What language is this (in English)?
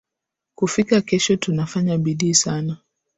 Swahili